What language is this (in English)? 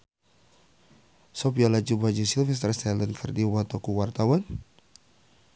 Sundanese